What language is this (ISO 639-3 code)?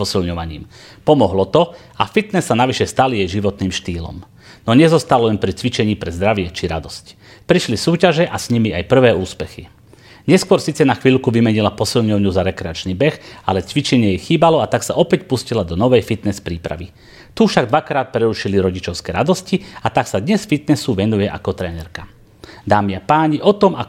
slk